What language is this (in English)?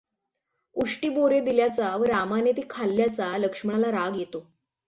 Marathi